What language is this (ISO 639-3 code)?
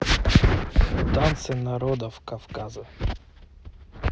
rus